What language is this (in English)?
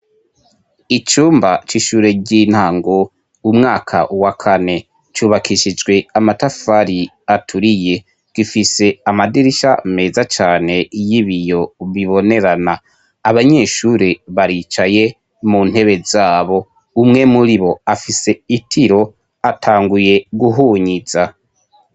Rundi